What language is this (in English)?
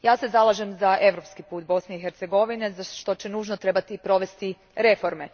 Croatian